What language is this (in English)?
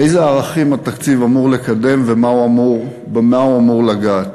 Hebrew